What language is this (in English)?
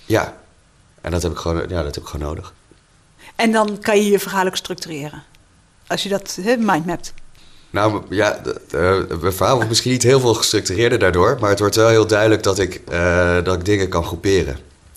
Dutch